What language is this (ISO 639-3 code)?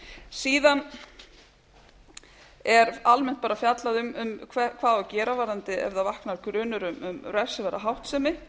isl